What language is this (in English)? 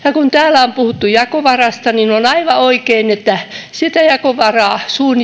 Finnish